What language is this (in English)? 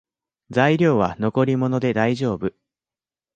Japanese